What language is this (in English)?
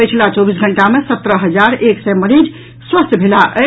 Maithili